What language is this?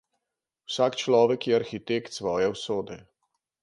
Slovenian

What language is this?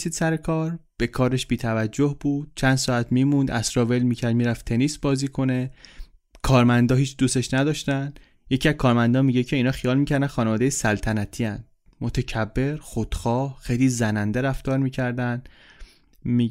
Persian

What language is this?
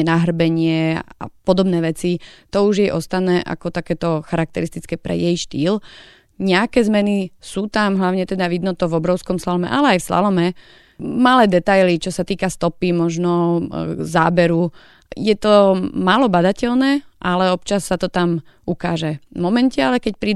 Slovak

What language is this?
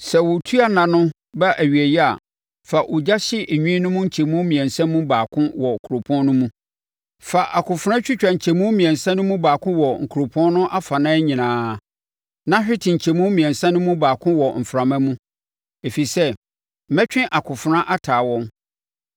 Akan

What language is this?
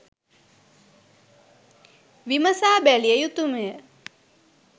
Sinhala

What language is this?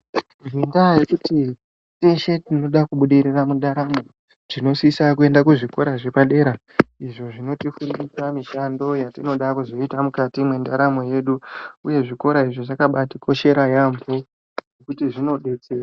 Ndau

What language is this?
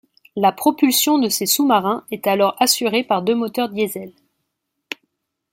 French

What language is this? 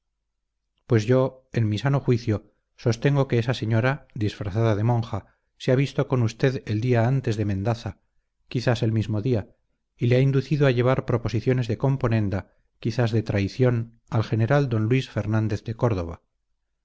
Spanish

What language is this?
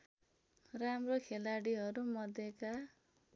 Nepali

